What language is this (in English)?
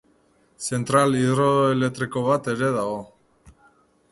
Basque